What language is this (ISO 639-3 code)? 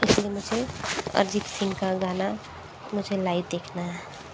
hin